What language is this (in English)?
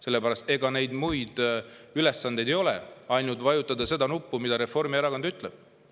Estonian